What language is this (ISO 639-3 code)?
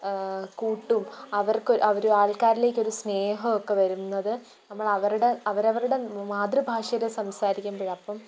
mal